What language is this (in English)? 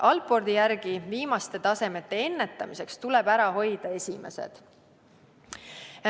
Estonian